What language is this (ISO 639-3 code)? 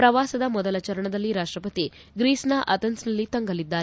kan